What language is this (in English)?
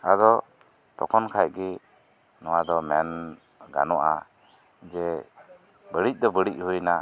Santali